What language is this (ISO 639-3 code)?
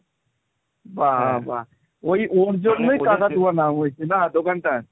ben